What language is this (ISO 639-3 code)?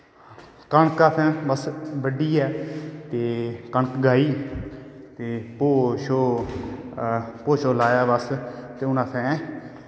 doi